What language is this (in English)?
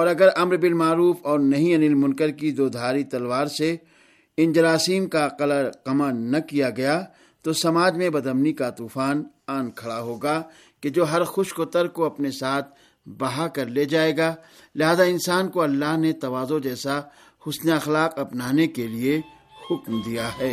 Urdu